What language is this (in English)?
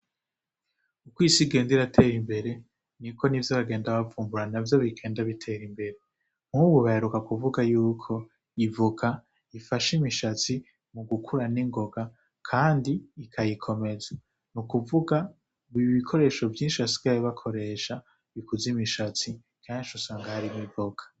Rundi